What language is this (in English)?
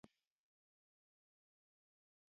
Luo (Kenya and Tanzania)